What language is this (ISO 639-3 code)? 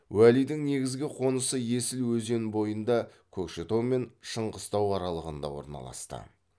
kaz